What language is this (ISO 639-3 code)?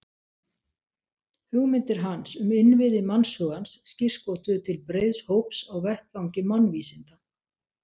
isl